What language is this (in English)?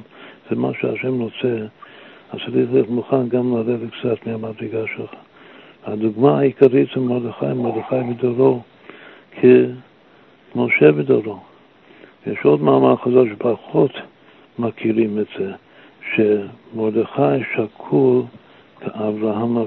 Hebrew